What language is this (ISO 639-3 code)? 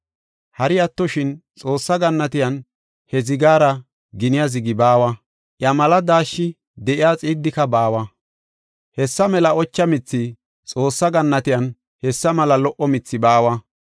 gof